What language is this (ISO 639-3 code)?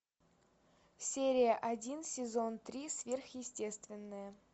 rus